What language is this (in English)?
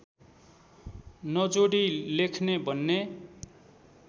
Nepali